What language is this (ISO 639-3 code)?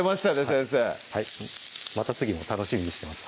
jpn